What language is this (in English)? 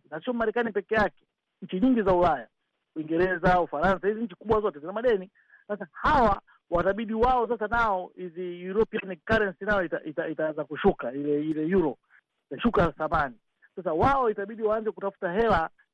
Swahili